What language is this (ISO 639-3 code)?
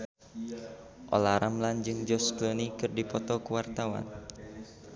sun